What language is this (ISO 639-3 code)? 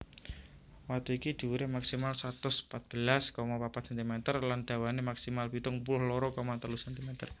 jav